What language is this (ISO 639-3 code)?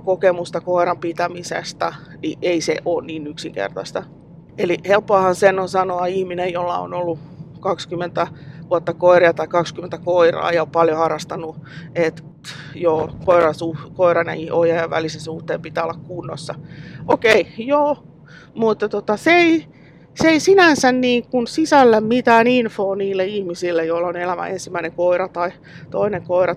fin